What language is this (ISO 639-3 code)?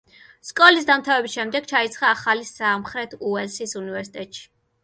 kat